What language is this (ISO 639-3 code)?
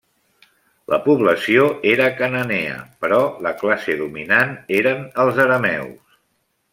cat